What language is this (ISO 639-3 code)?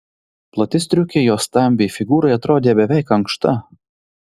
lit